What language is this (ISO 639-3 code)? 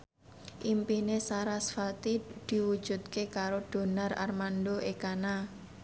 jav